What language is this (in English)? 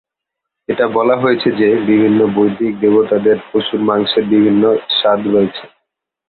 Bangla